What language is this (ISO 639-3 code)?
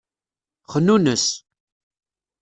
kab